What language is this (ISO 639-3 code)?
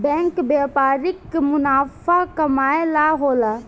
bho